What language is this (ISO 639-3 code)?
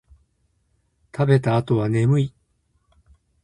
jpn